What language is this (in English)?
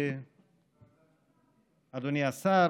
Hebrew